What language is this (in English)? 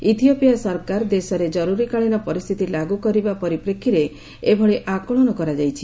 Odia